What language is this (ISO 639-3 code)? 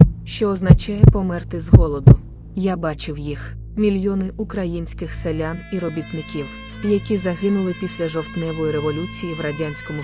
ukr